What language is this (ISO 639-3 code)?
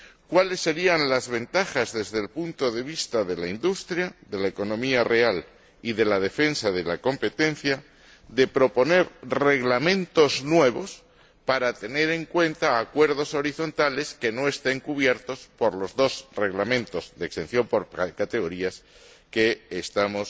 spa